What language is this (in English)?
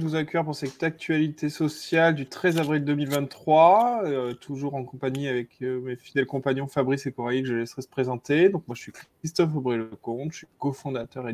French